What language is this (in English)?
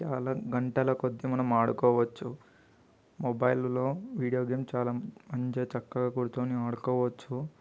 Telugu